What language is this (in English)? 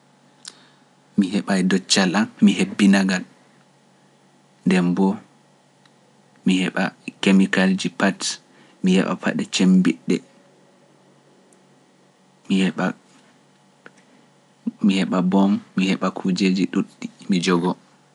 Pular